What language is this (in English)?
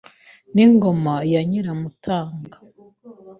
Kinyarwanda